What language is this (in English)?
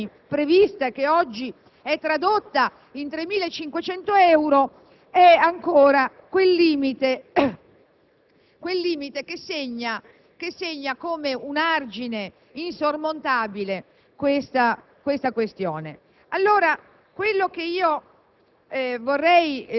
Italian